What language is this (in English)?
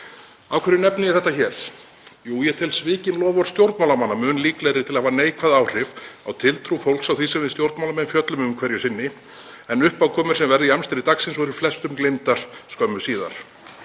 Icelandic